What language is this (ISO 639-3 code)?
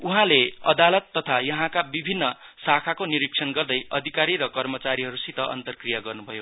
nep